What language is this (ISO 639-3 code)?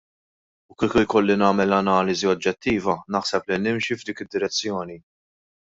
mlt